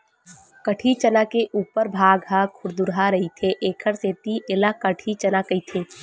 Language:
Chhattisgarhi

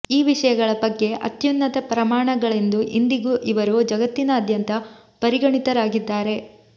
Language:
Kannada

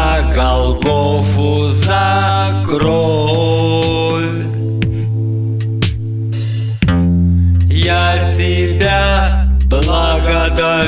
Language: Russian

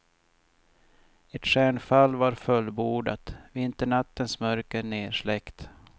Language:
Swedish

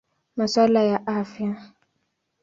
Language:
Swahili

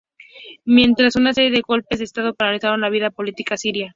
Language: Spanish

